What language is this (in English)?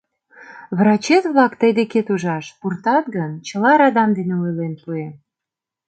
Mari